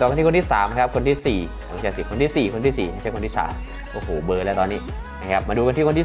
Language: Thai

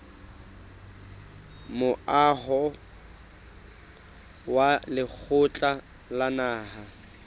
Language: Southern Sotho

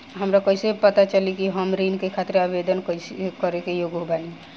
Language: Bhojpuri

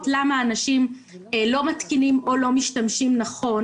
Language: Hebrew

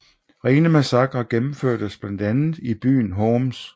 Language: Danish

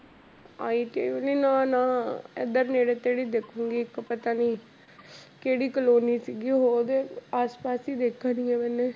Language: Punjabi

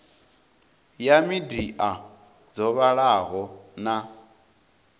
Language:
Venda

